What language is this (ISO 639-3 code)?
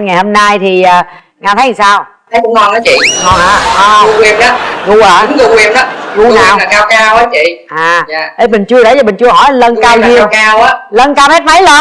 vie